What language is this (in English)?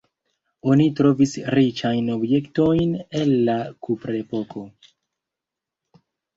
Esperanto